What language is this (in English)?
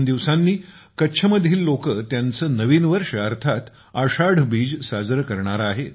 Marathi